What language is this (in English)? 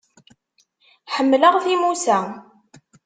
Kabyle